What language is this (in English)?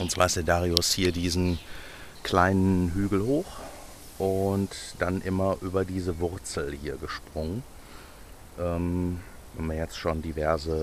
German